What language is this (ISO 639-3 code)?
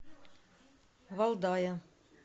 rus